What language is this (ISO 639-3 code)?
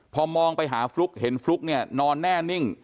tha